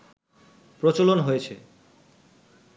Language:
Bangla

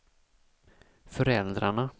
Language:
Swedish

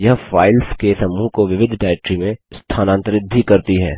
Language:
Hindi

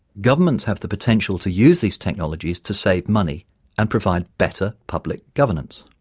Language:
English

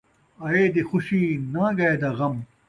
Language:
Saraiki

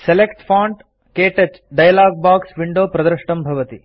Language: Sanskrit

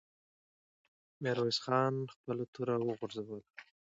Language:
Pashto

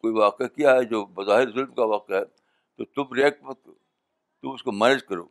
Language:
Urdu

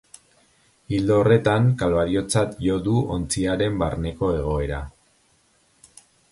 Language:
Basque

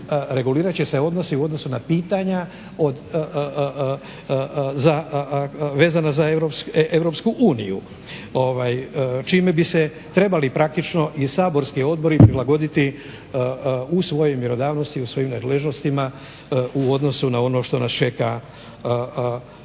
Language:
Croatian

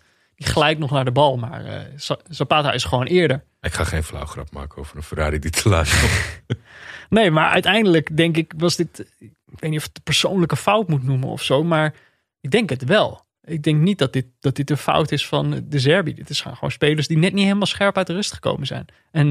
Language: Dutch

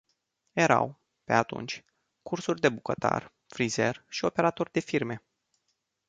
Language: Romanian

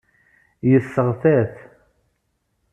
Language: Kabyle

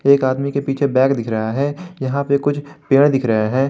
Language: Hindi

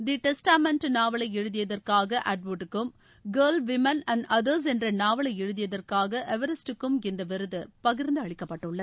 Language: Tamil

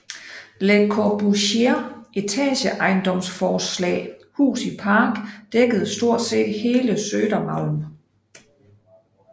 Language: Danish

